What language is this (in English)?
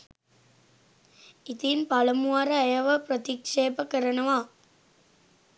Sinhala